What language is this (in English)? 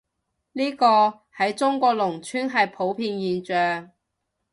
Cantonese